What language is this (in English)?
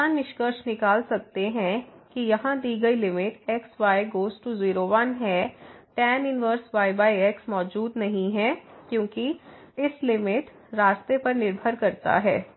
Hindi